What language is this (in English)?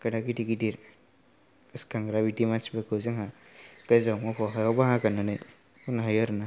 Bodo